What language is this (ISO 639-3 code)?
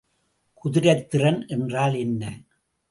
tam